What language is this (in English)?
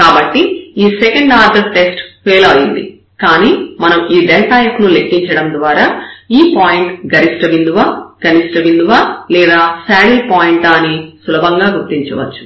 Telugu